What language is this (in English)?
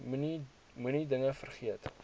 Afrikaans